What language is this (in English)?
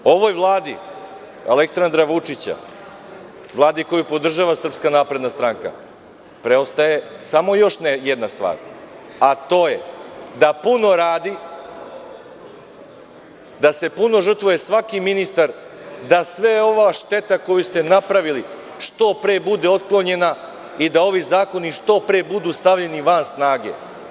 Serbian